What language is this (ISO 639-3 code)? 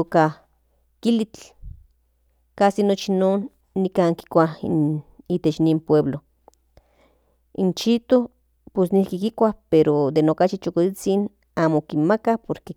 nhn